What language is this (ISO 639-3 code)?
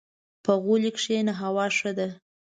pus